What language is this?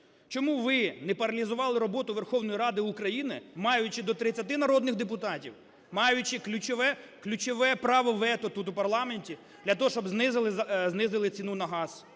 Ukrainian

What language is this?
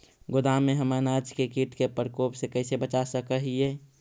Magahi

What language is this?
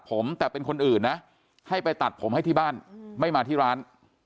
Thai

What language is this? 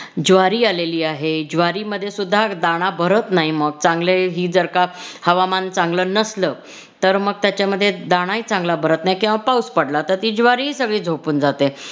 Marathi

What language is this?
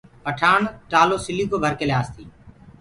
Gurgula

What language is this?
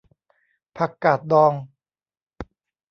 Thai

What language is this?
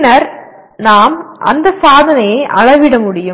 Tamil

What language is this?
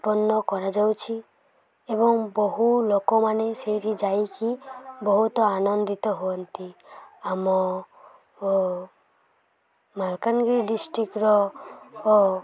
Odia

